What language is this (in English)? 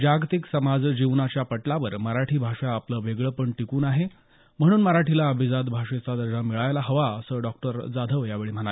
Marathi